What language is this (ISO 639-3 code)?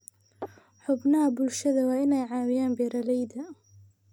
som